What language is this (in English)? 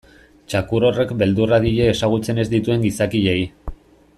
Basque